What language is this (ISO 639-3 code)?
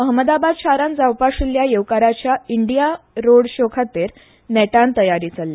kok